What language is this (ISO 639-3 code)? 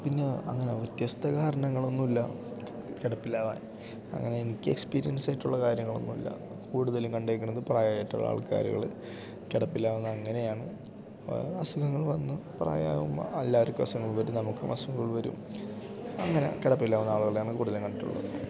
mal